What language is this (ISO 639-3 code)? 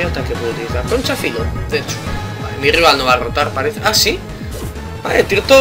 spa